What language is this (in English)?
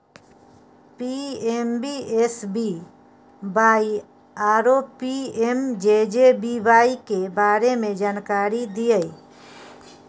Maithili